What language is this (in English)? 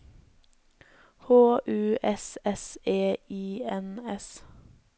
Norwegian